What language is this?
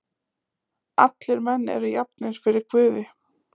Icelandic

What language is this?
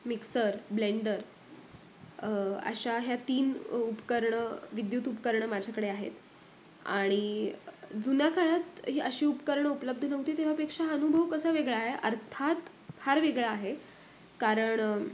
Marathi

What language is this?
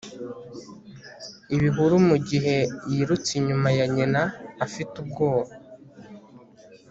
Kinyarwanda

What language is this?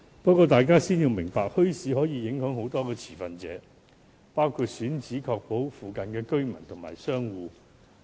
Cantonese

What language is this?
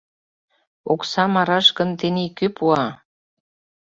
Mari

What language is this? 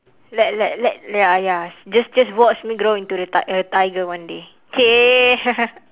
English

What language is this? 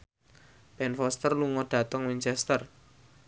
Javanese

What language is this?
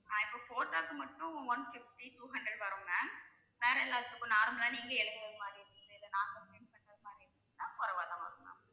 Tamil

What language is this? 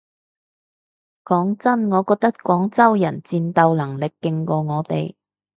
Cantonese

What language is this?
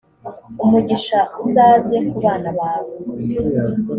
Kinyarwanda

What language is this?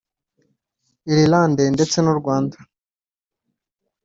Kinyarwanda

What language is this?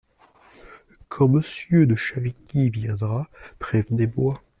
French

